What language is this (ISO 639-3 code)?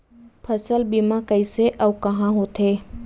hne